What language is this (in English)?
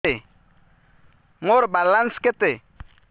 Odia